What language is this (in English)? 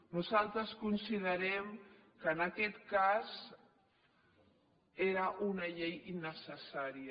Catalan